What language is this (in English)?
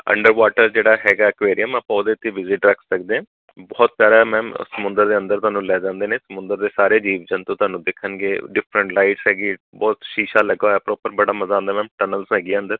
Punjabi